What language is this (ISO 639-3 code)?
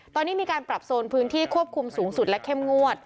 tha